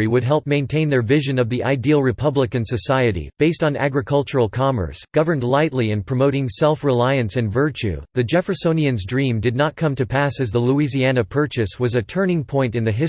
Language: English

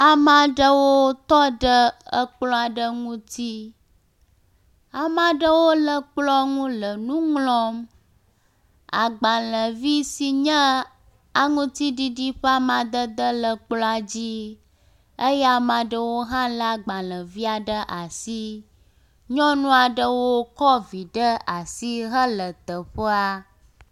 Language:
Ewe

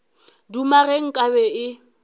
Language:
Northern Sotho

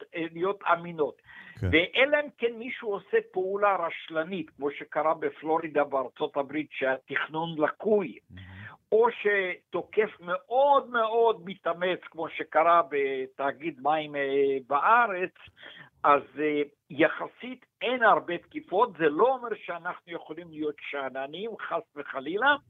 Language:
Hebrew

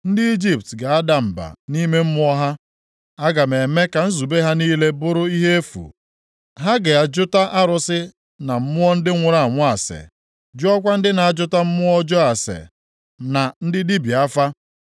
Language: Igbo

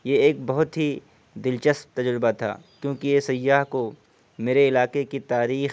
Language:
Urdu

